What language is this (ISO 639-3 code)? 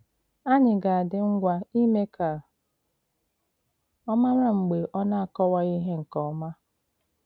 ibo